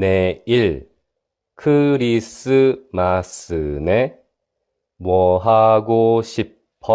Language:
Korean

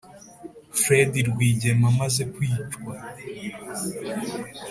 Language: Kinyarwanda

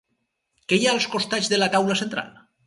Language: Catalan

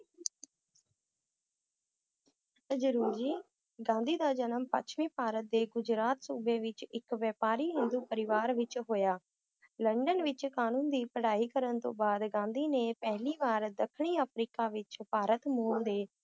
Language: Punjabi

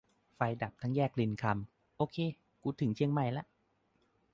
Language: Thai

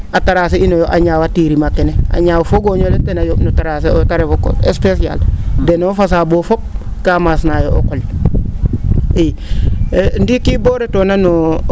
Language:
Serer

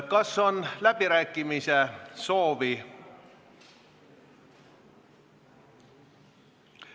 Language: Estonian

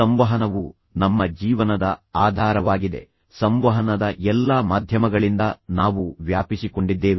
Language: Kannada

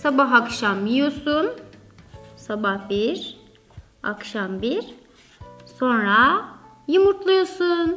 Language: Turkish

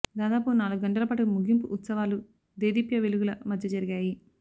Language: Telugu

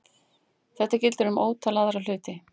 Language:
Icelandic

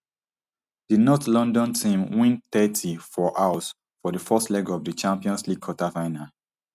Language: Nigerian Pidgin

